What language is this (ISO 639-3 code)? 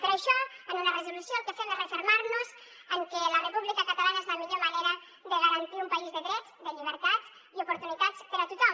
cat